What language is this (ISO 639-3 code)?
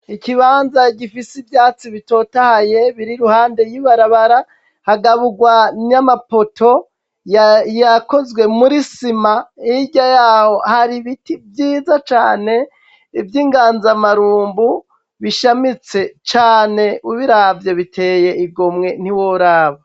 run